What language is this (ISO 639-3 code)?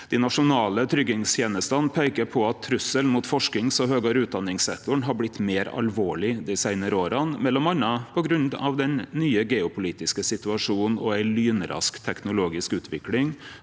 nor